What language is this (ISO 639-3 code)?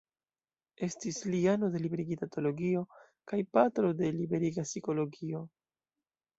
epo